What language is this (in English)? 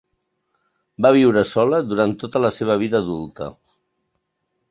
Catalan